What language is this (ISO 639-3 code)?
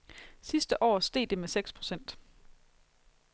dan